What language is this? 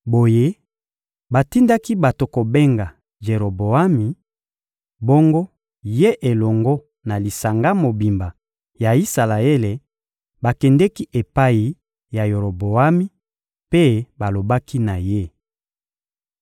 Lingala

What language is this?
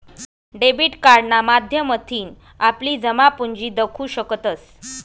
Marathi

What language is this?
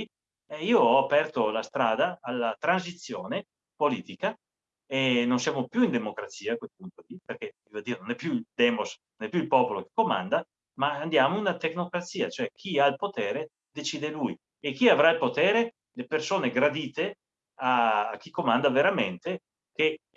Italian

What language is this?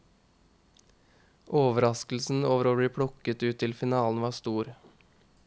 Norwegian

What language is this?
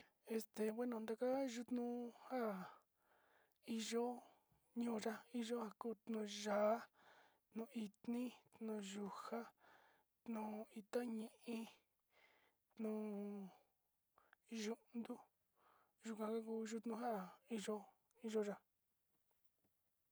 Sinicahua Mixtec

